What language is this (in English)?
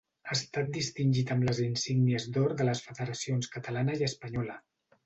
Catalan